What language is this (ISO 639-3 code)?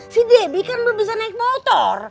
ind